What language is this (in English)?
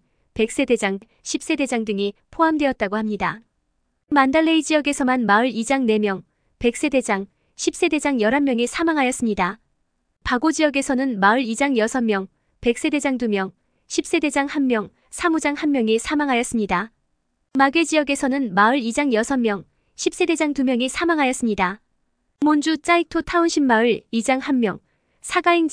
Korean